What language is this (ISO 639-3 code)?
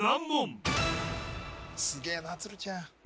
jpn